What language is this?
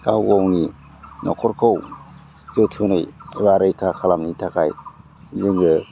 Bodo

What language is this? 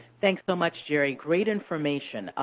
English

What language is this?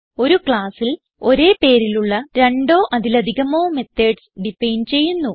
Malayalam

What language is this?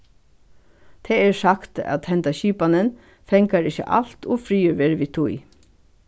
Faroese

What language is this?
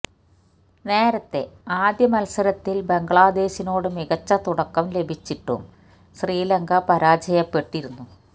Malayalam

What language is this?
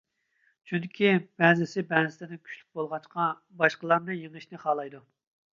Uyghur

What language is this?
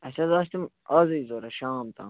Kashmiri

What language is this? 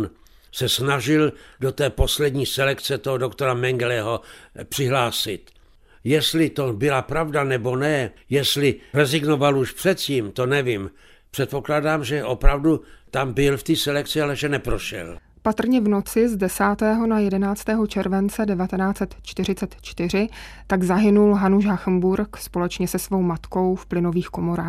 Czech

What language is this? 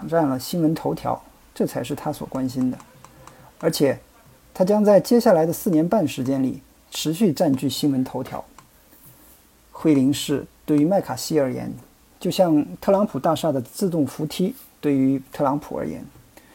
Chinese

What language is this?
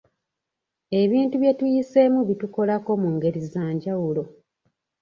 Ganda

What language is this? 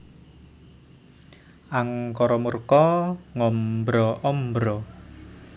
Javanese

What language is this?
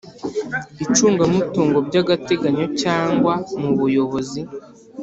Kinyarwanda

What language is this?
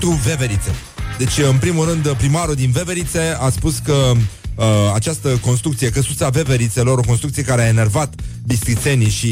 Romanian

